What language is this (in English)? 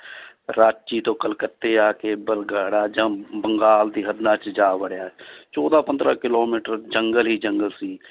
Punjabi